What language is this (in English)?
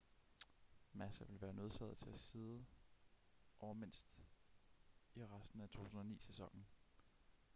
Danish